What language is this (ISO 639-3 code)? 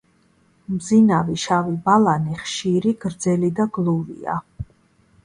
kat